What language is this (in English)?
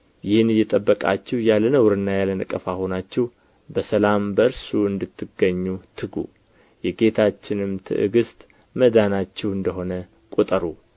Amharic